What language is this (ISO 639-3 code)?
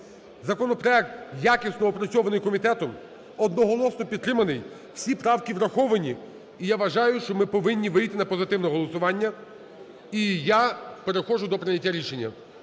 ukr